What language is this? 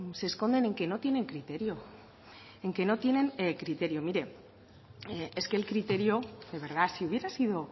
Spanish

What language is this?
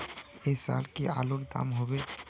Magahi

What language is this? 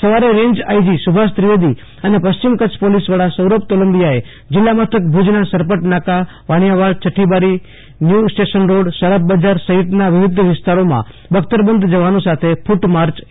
Gujarati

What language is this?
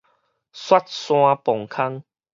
Min Nan Chinese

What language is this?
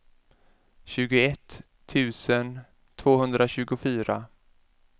Swedish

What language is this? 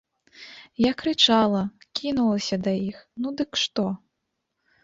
Belarusian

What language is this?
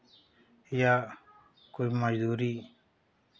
Hindi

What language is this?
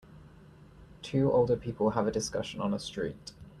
English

